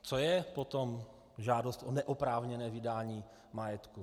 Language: Czech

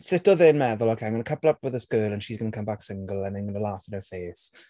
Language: Welsh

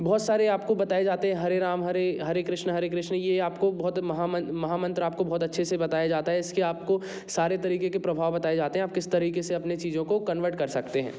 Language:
Hindi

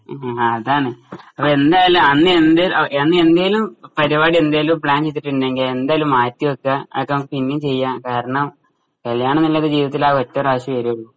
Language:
Malayalam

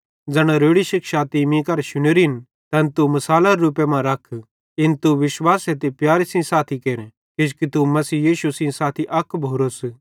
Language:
Bhadrawahi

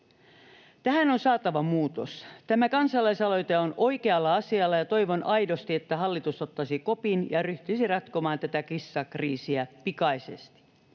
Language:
Finnish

